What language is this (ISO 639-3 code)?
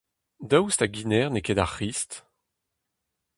bre